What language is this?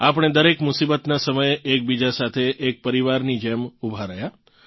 Gujarati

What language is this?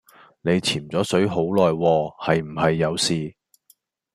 Cantonese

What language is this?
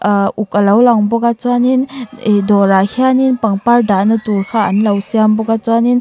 Mizo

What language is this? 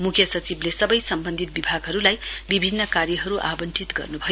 Nepali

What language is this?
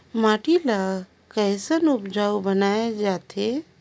Chhattisgarhi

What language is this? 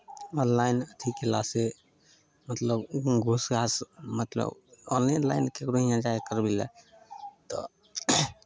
Maithili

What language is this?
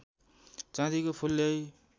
Nepali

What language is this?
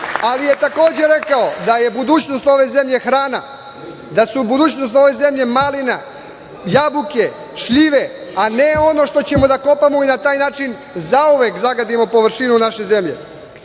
Serbian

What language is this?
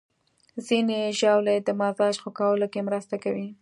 Pashto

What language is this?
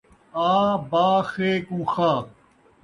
Saraiki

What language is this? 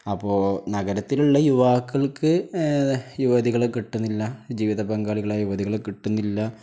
Malayalam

